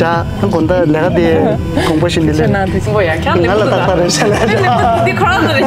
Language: Korean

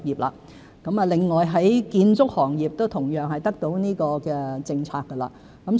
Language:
Cantonese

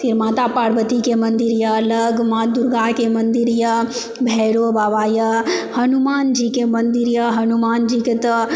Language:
Maithili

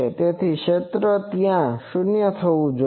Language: Gujarati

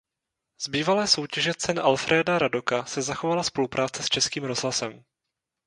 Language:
Czech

